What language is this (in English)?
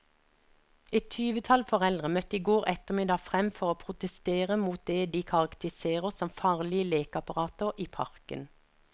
Norwegian